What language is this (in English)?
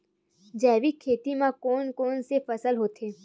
Chhattisgarhi